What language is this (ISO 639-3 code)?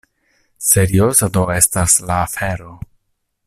epo